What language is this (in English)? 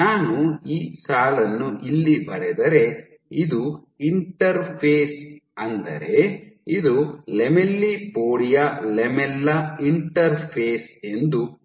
Kannada